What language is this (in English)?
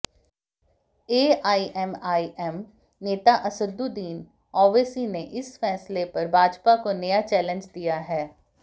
Hindi